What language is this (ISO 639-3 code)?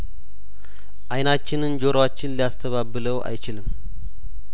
amh